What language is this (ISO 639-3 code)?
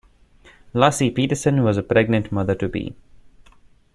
eng